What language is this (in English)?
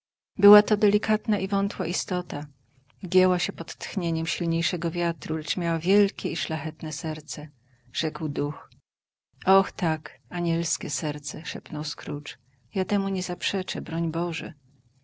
Polish